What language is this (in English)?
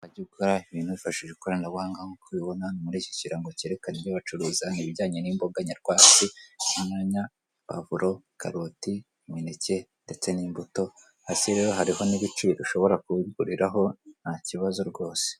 Kinyarwanda